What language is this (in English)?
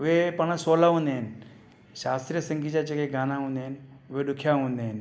Sindhi